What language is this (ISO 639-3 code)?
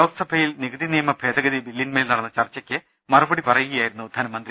mal